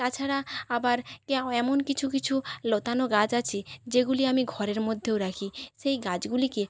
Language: Bangla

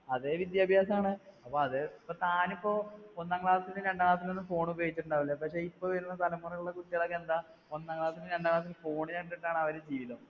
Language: Malayalam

